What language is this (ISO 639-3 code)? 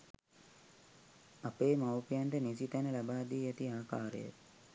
sin